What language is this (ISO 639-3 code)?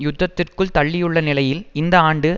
tam